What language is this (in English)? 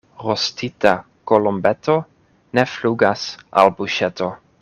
Esperanto